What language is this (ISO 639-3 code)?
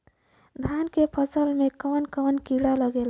bho